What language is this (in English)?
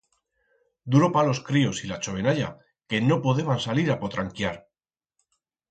Aragonese